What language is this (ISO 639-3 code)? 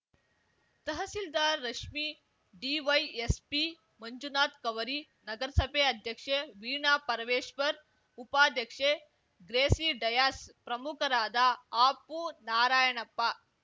kan